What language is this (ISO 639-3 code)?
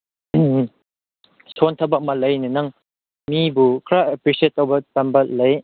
mni